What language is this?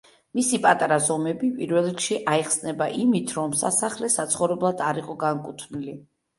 Georgian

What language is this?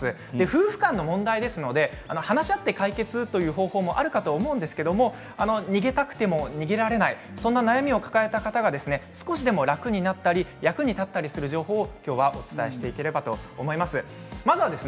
Japanese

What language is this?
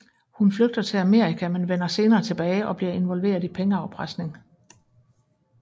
Danish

